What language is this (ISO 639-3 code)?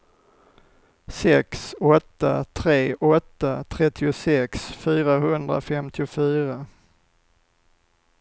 swe